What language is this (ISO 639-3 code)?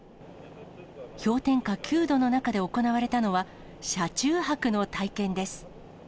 jpn